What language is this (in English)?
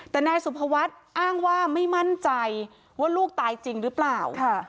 Thai